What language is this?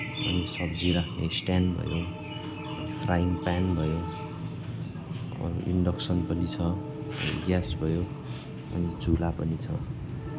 Nepali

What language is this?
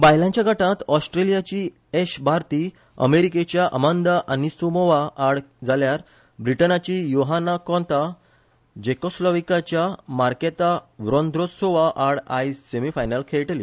Konkani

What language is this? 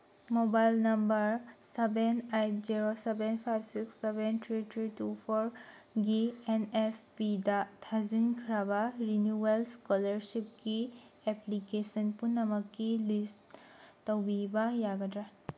Manipuri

